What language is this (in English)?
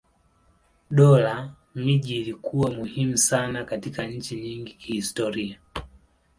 Swahili